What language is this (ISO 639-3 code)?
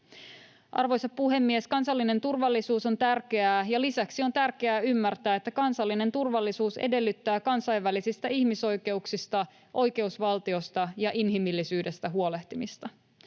fin